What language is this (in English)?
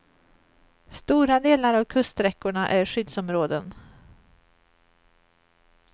Swedish